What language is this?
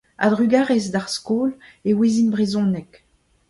Breton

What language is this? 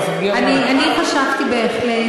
Hebrew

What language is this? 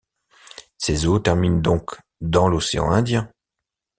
French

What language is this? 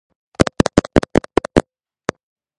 Georgian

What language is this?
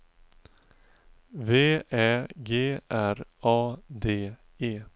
Swedish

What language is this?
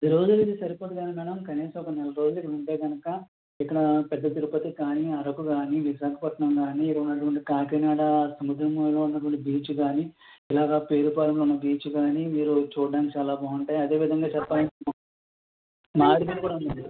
Telugu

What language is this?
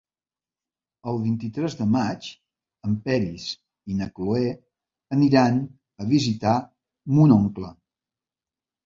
Catalan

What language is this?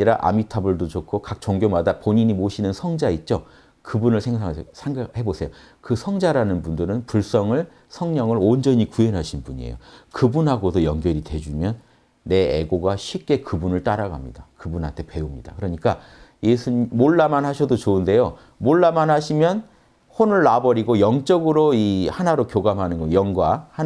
Korean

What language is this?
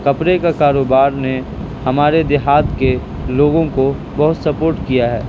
Urdu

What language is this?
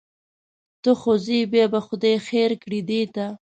Pashto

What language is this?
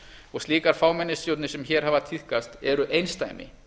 Icelandic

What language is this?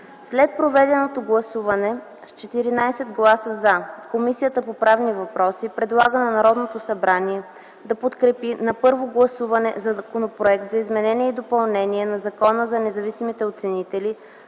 Bulgarian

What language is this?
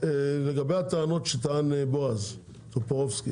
Hebrew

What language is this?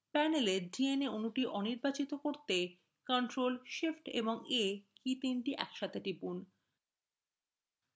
Bangla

